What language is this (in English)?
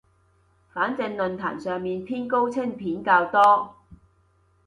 Cantonese